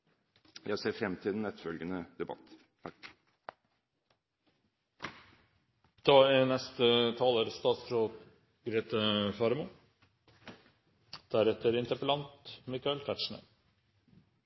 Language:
Norwegian Bokmål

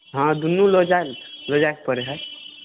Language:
Maithili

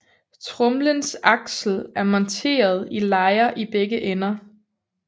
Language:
Danish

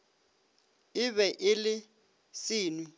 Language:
Northern Sotho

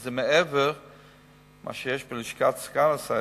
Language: Hebrew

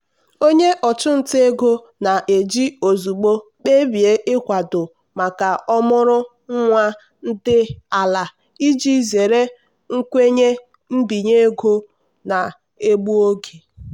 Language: Igbo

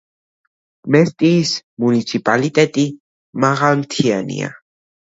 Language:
Georgian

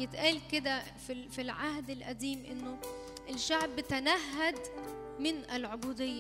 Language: Arabic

